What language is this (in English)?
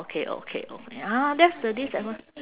English